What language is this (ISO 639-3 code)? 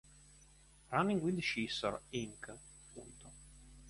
ita